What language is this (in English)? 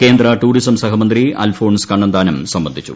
Malayalam